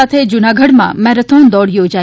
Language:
Gujarati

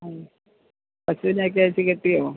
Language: Malayalam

